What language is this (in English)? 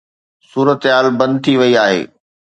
Sindhi